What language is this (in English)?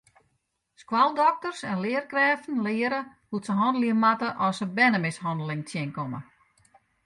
Western Frisian